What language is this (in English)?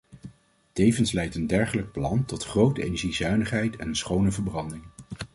Dutch